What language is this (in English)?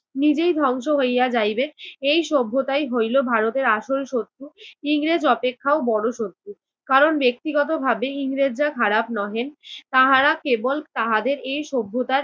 Bangla